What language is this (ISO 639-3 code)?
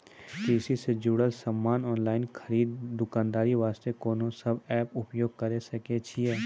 mai